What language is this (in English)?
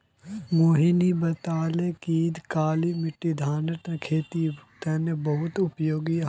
Magahi